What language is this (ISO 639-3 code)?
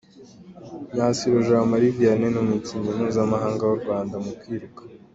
kin